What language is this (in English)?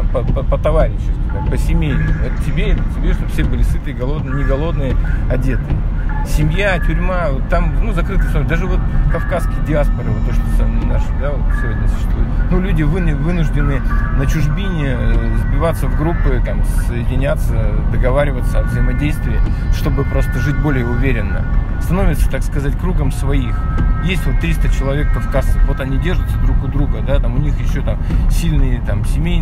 Russian